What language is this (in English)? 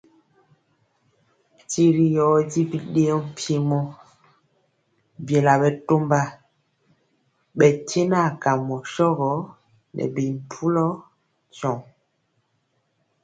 Mpiemo